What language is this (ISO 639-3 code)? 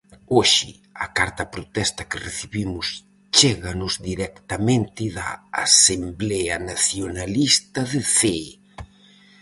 glg